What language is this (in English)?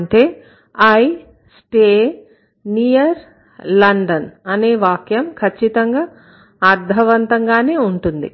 Telugu